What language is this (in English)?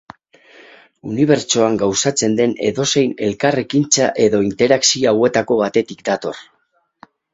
Basque